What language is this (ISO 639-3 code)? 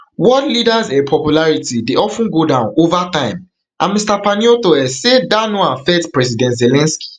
pcm